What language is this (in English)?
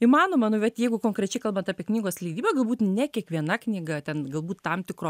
Lithuanian